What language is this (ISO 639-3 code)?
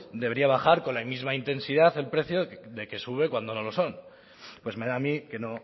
spa